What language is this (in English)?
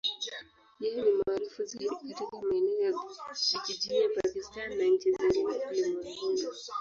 Swahili